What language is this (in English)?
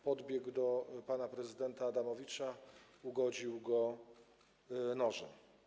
Polish